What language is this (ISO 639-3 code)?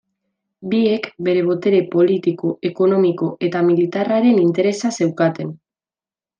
eus